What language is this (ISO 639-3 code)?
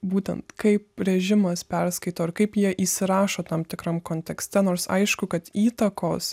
lit